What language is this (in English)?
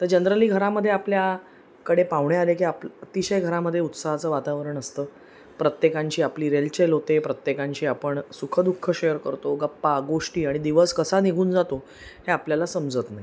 Marathi